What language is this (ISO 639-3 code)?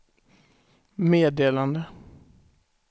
swe